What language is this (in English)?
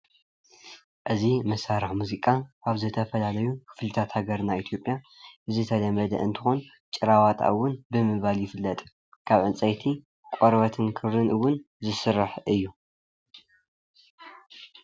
Tigrinya